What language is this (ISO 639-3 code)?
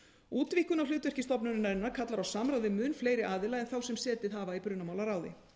isl